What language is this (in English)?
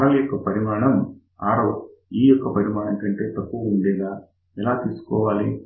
Telugu